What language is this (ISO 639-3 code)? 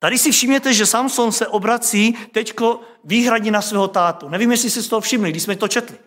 ces